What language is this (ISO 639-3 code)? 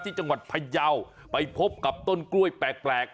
tha